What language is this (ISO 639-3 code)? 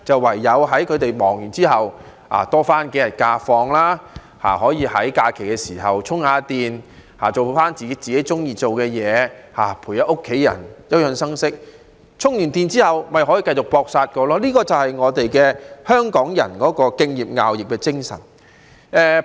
yue